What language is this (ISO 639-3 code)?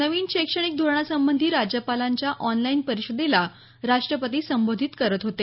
mar